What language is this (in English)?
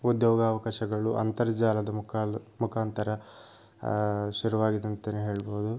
Kannada